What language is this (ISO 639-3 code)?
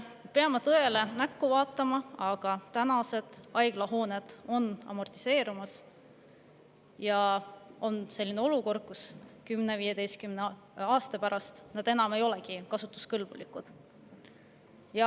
est